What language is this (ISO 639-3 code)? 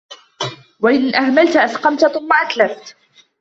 ara